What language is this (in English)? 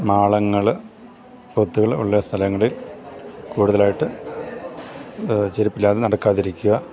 Malayalam